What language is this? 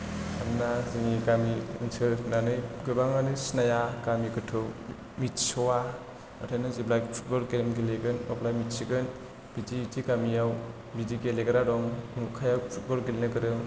Bodo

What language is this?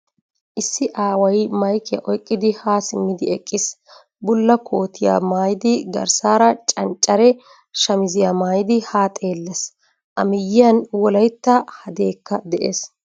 Wolaytta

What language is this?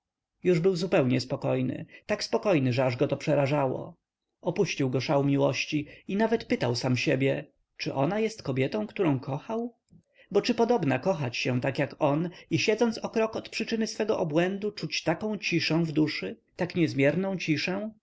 Polish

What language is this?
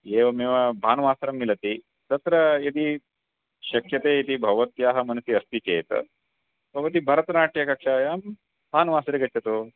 Sanskrit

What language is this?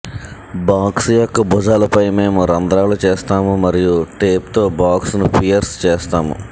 Telugu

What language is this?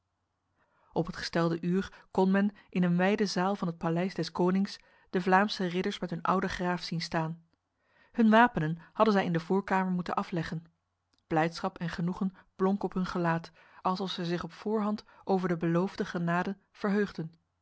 Dutch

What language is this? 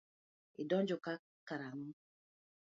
Luo (Kenya and Tanzania)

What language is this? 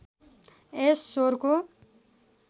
Nepali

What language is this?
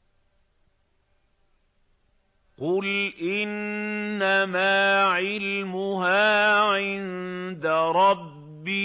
Arabic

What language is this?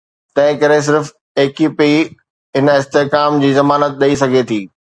Sindhi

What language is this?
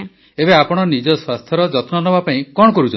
Odia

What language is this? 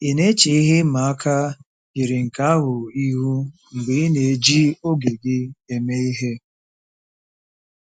Igbo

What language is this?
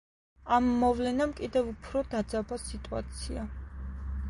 Georgian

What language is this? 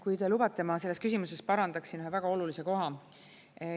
Estonian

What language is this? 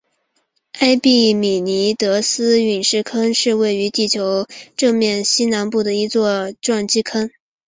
Chinese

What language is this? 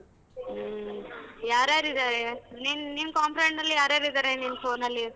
Kannada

